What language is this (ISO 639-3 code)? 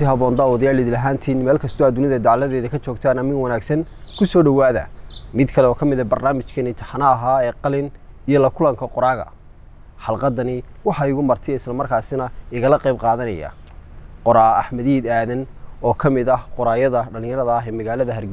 ara